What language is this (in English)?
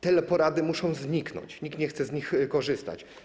Polish